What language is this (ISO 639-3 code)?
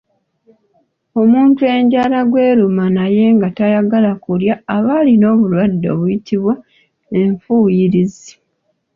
lug